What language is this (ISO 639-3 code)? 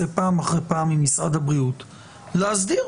heb